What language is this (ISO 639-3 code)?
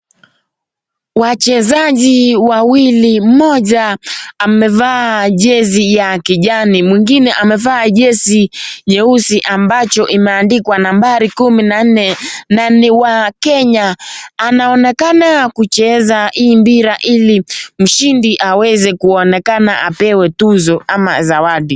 swa